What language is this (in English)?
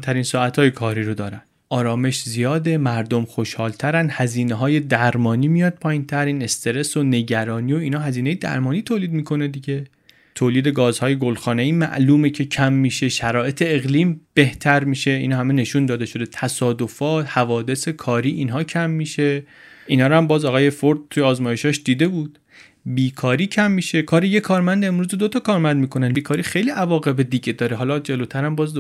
Persian